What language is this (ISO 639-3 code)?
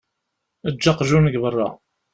kab